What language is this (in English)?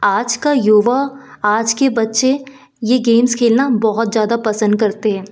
Hindi